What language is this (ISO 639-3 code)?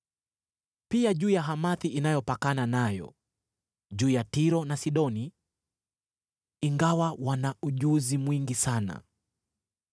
swa